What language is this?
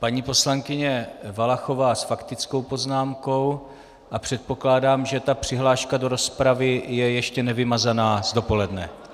Czech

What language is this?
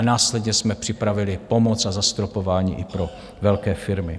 Czech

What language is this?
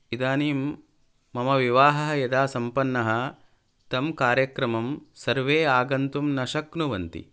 Sanskrit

